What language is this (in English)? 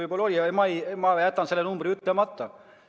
Estonian